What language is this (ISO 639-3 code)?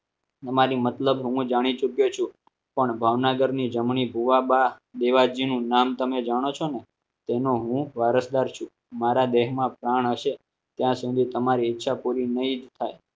guj